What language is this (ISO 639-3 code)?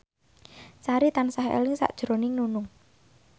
jav